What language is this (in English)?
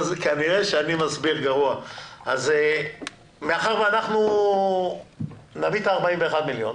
Hebrew